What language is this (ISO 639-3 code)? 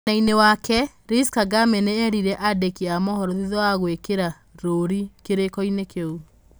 kik